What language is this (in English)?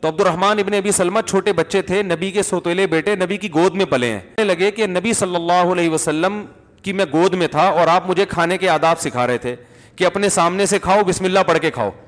Urdu